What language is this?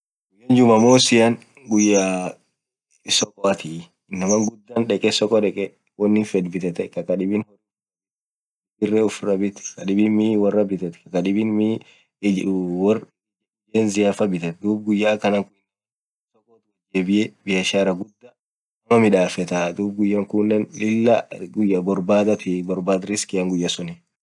Orma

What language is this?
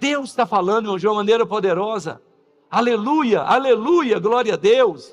Portuguese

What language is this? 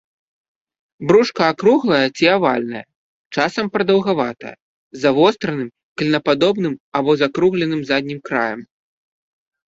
Belarusian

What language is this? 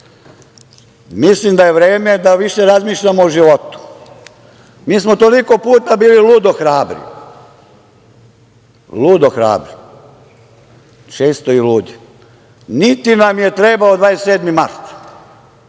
Serbian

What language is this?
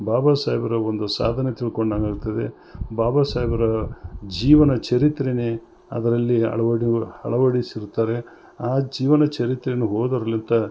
Kannada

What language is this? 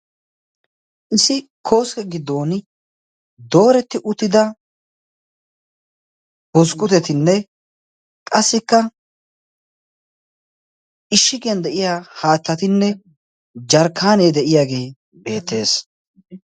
Wolaytta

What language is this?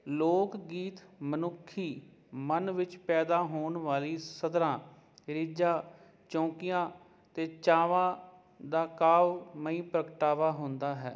Punjabi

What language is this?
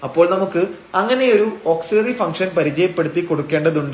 Malayalam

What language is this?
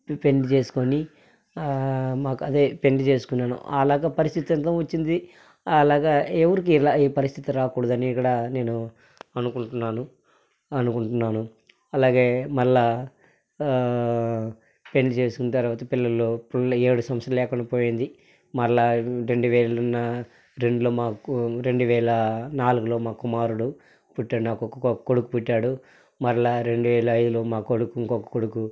Telugu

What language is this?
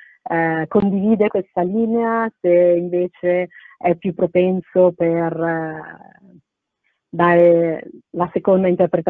Italian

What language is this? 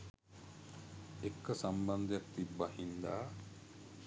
Sinhala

